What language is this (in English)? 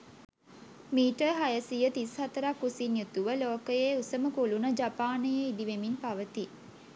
Sinhala